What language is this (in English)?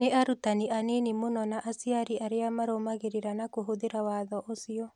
Kikuyu